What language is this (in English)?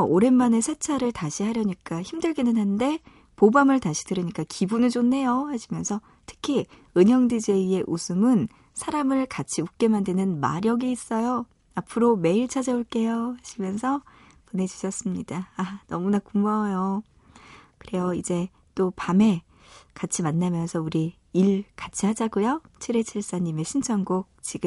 Korean